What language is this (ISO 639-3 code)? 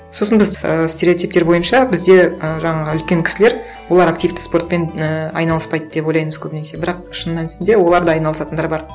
kaz